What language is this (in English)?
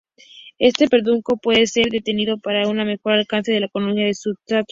Spanish